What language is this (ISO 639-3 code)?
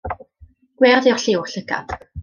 cym